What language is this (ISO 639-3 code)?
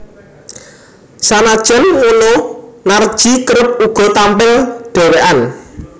jav